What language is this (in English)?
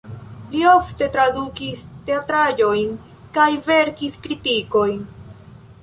Esperanto